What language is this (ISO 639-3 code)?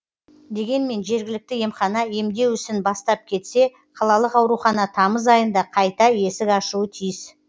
kaz